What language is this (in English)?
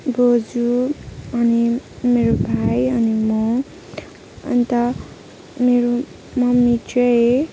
Nepali